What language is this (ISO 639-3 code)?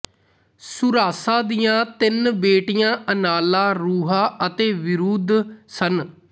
pan